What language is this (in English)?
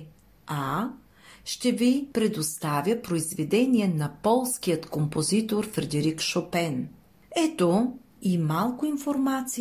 Bulgarian